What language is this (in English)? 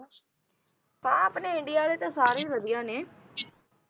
Punjabi